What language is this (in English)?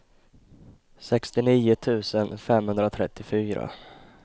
Swedish